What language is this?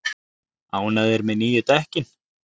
Icelandic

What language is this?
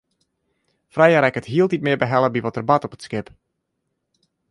Western Frisian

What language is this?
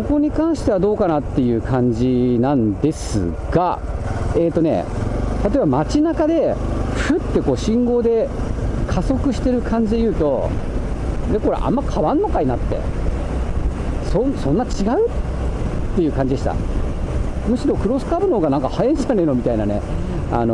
Japanese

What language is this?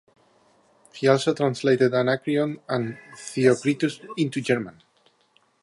English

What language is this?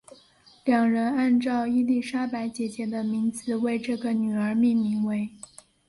Chinese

